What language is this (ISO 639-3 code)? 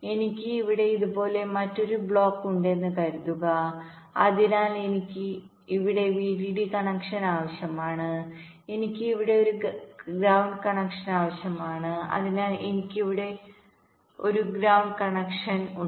mal